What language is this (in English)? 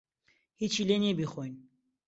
Central Kurdish